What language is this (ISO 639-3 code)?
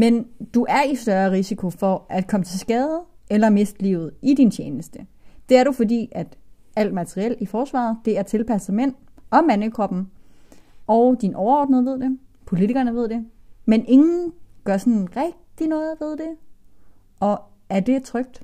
dan